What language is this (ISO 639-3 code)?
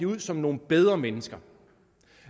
dan